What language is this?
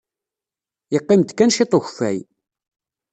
Kabyle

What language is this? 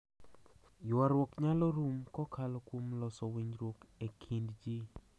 Luo (Kenya and Tanzania)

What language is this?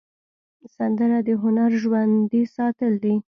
Pashto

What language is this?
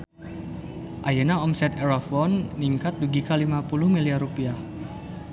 Sundanese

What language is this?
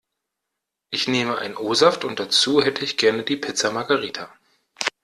German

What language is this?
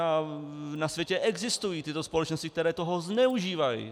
Czech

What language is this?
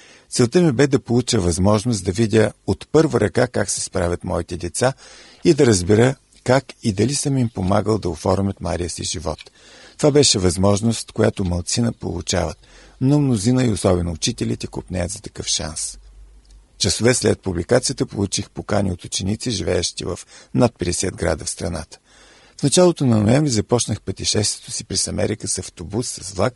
Bulgarian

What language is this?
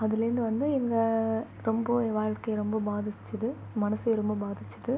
Tamil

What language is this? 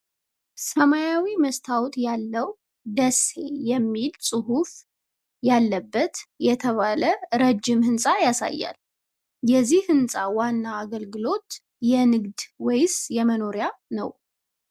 Amharic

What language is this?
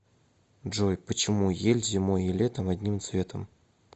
Russian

